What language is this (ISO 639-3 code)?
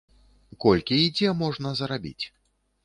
bel